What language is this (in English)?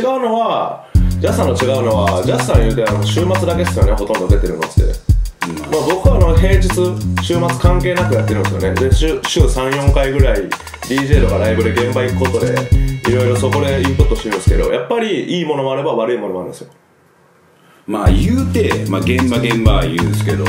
Japanese